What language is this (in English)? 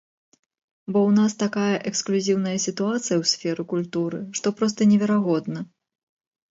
Belarusian